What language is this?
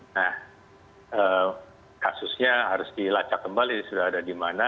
Indonesian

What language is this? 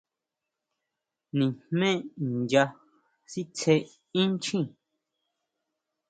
Huautla Mazatec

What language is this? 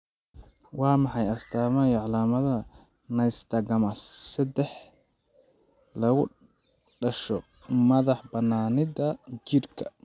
Somali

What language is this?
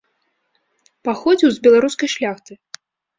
Belarusian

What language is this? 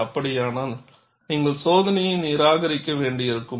Tamil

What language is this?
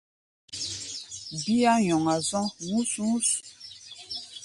Gbaya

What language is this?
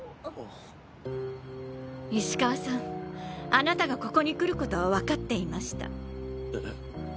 Japanese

